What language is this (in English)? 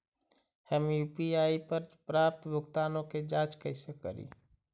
Magahi